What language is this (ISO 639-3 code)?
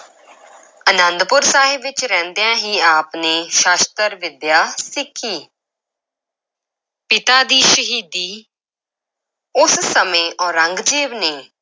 pan